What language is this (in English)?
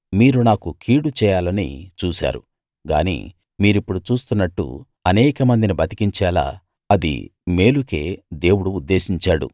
Telugu